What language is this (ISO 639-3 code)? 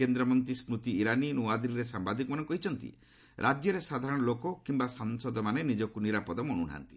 ori